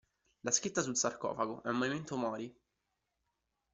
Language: Italian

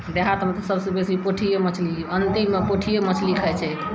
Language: Maithili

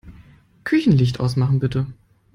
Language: German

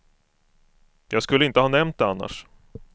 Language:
Swedish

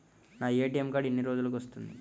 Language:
Telugu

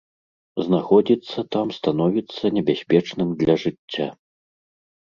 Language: Belarusian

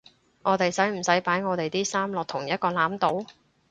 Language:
Cantonese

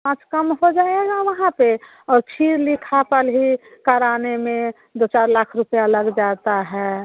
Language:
Hindi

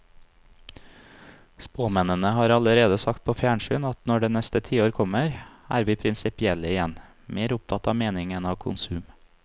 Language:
Norwegian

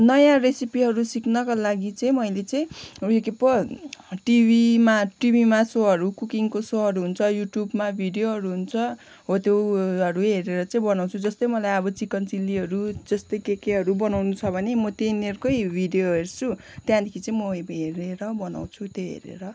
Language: Nepali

